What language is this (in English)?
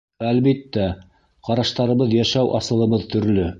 Bashkir